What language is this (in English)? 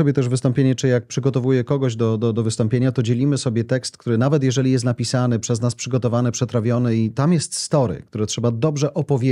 Polish